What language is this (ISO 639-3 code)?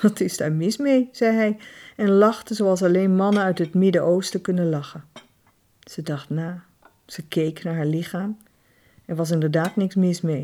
nld